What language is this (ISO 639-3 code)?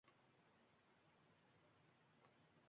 uzb